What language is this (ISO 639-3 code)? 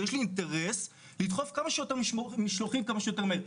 heb